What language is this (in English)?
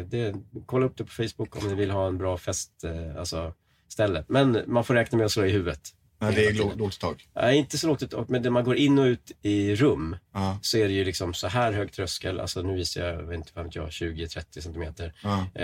Swedish